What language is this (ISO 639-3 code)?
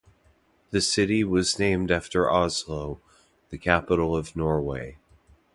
eng